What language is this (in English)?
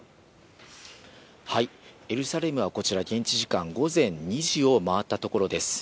Japanese